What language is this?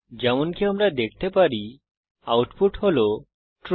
Bangla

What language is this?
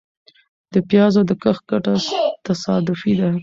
Pashto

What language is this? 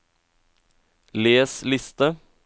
Norwegian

